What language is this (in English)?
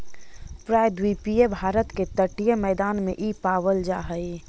Magahi